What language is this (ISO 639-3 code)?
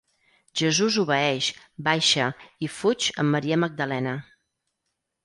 cat